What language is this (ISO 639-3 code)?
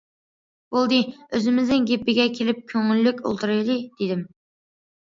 uig